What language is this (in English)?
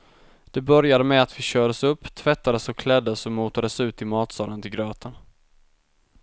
Swedish